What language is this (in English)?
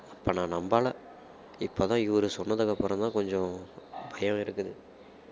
Tamil